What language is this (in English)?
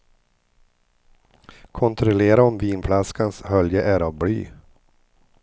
Swedish